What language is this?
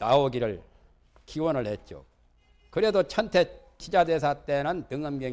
Korean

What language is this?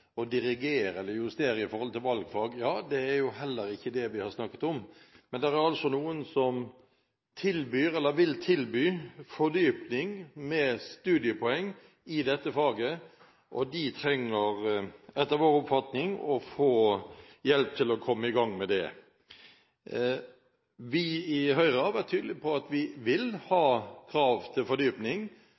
Norwegian Bokmål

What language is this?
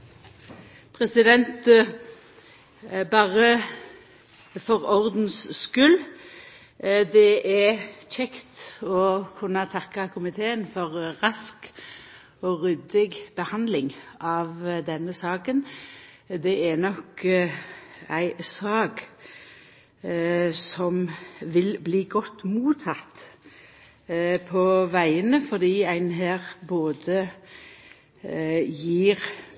Norwegian Nynorsk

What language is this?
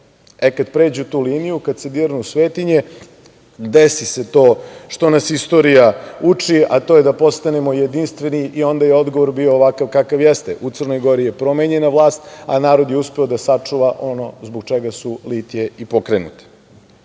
Serbian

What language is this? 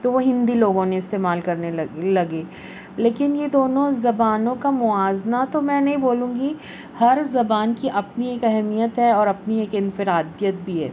Urdu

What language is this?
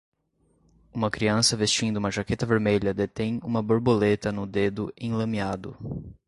Portuguese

